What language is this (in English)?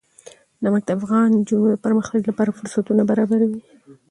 Pashto